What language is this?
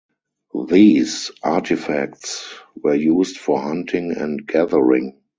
English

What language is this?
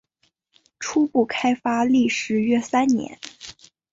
Chinese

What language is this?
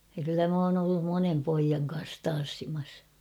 Finnish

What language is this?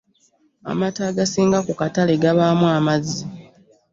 Ganda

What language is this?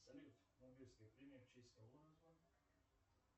Russian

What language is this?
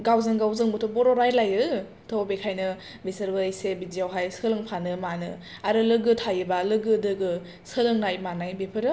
Bodo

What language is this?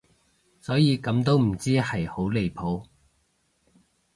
Cantonese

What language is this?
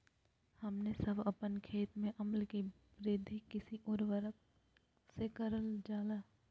Magahi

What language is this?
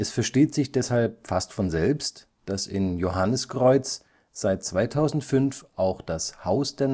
German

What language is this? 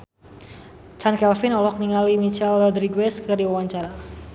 Sundanese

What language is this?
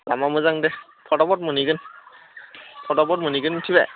Bodo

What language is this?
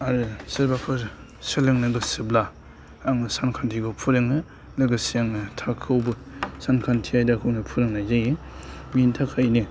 Bodo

